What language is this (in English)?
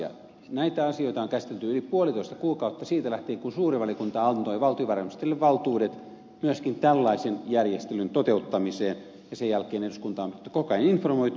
Finnish